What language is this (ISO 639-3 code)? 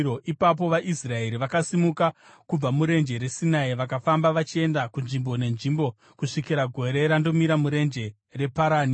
sna